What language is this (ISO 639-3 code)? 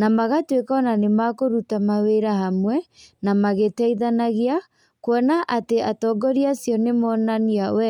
kik